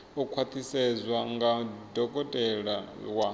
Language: Venda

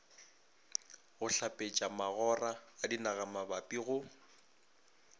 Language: Northern Sotho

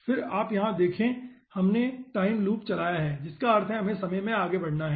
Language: Hindi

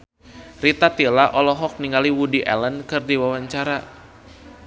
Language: Sundanese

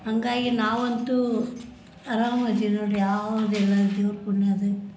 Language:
Kannada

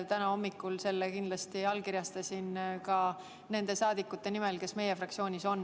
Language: Estonian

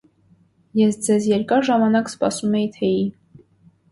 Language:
Armenian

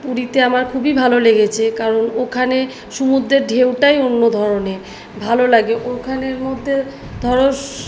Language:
Bangla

